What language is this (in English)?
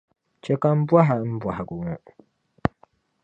Dagbani